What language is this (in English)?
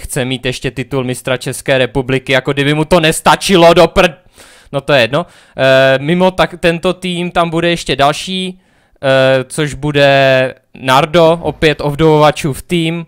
Czech